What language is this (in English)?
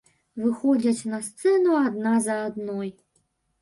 Belarusian